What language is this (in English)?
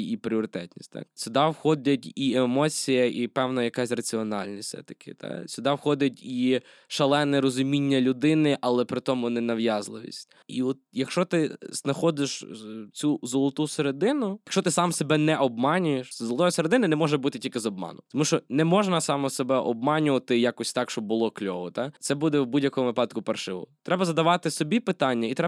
Ukrainian